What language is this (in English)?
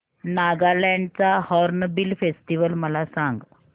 Marathi